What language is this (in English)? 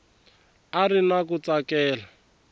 Tsonga